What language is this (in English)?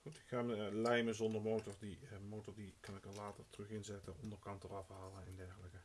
Dutch